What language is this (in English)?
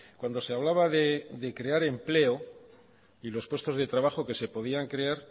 Spanish